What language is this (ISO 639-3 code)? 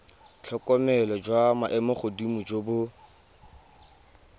tsn